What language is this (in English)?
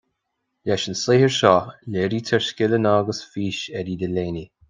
Irish